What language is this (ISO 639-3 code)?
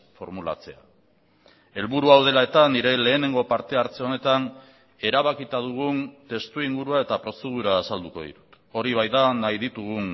eus